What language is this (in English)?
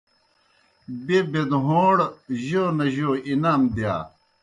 Kohistani Shina